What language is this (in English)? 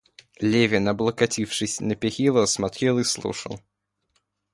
Russian